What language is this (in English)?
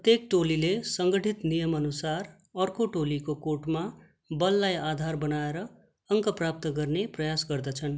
Nepali